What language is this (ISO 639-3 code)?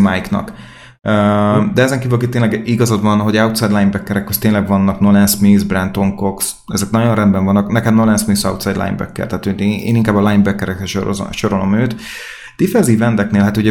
hun